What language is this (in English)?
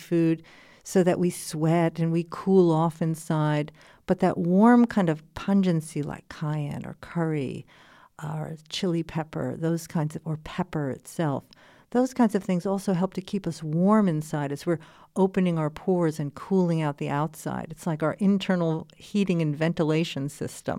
English